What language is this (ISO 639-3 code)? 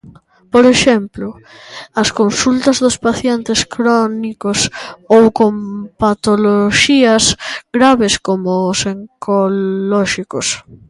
glg